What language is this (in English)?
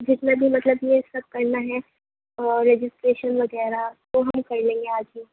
Urdu